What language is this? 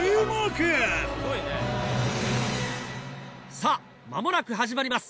Japanese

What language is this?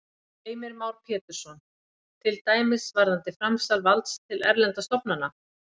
Icelandic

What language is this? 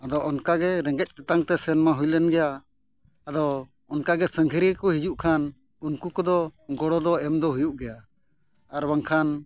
Santali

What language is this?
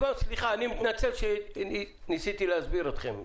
Hebrew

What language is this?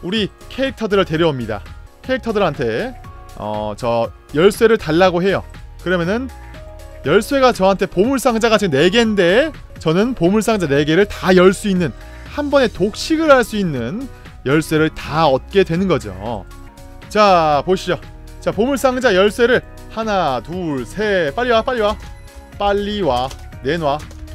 Korean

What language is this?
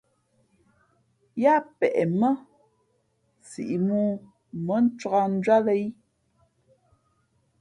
Fe'fe'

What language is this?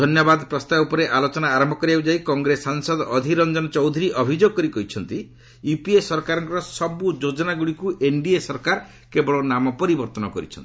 Odia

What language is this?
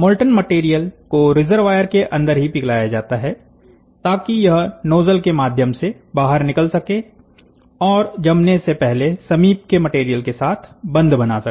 Hindi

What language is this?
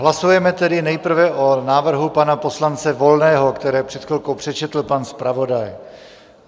Czech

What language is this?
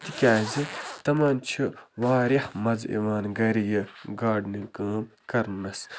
Kashmiri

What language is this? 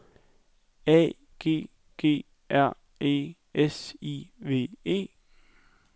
Danish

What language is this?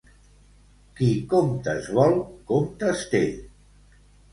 Catalan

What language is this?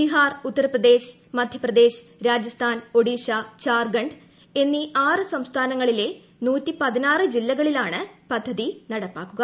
Malayalam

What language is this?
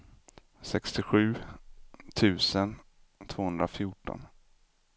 Swedish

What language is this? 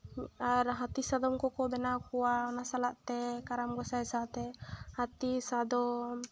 Santali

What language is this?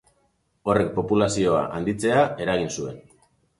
Basque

